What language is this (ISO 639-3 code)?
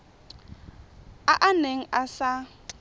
tsn